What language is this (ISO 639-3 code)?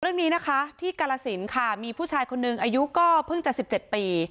tha